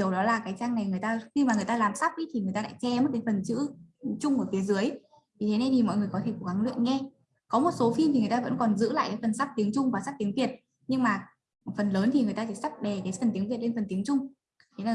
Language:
Vietnamese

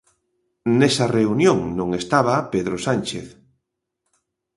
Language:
Galician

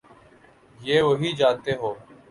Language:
Urdu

